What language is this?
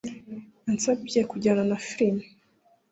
Kinyarwanda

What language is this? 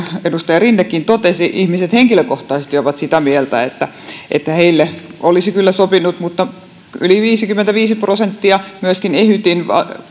Finnish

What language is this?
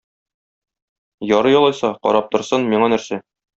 Tatar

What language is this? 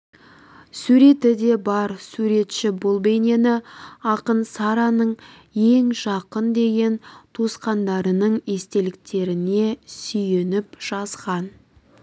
Kazakh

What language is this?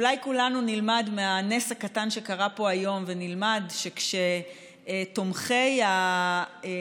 Hebrew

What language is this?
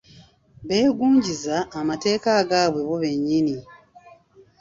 Ganda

